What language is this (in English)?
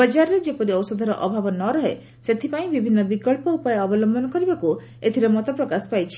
Odia